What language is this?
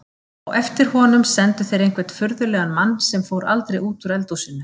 Icelandic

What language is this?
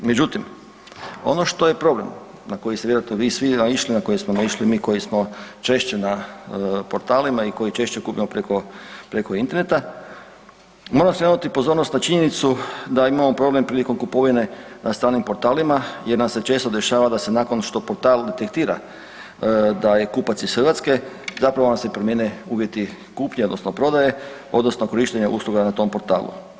Croatian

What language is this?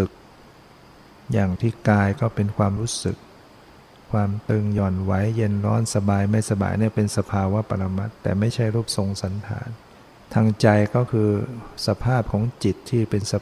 Thai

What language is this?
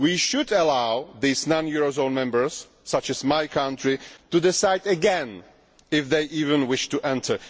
English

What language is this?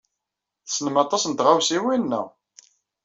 Kabyle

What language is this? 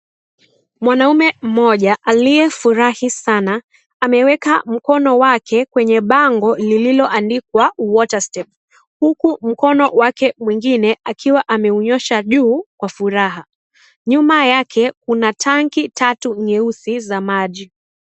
Swahili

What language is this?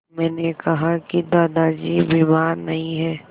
Hindi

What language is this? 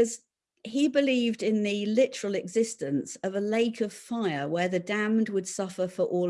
English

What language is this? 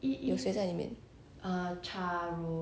English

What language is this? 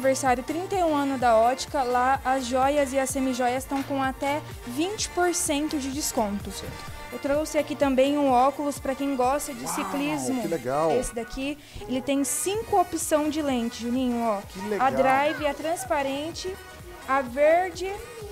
Portuguese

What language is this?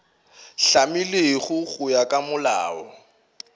Northern Sotho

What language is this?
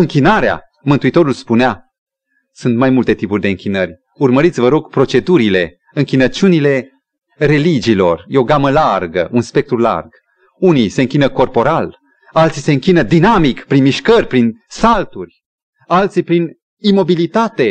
Romanian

